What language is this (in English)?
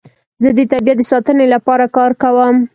Pashto